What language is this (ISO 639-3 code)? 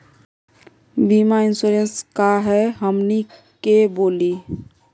mag